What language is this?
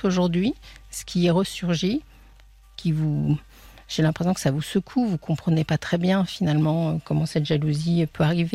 French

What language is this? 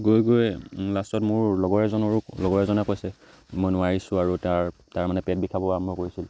Assamese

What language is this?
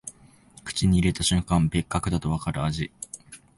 Japanese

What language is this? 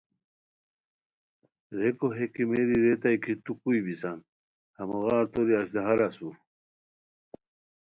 Khowar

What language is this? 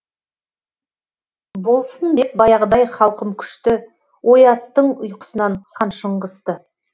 Kazakh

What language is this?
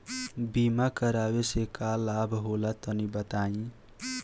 Bhojpuri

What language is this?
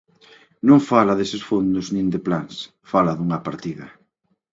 Galician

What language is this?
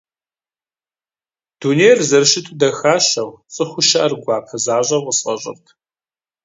Kabardian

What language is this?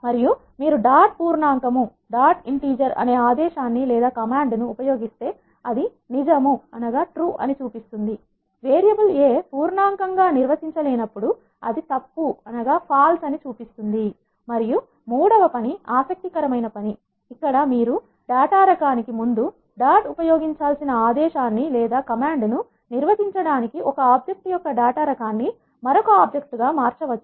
Telugu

